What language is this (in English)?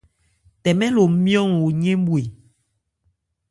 Ebrié